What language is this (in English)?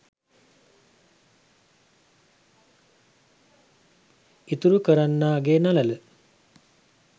Sinhala